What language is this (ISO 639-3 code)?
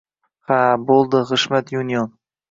uzb